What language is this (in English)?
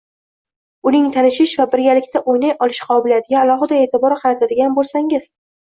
Uzbek